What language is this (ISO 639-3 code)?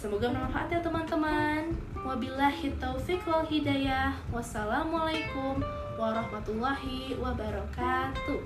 ind